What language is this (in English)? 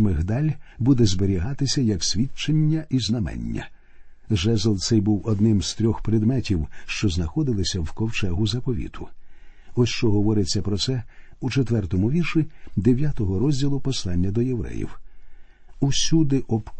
Ukrainian